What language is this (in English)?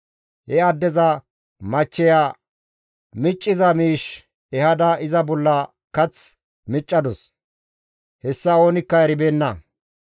Gamo